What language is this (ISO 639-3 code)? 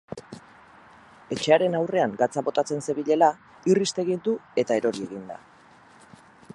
eus